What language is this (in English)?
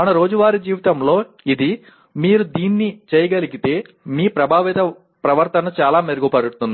Telugu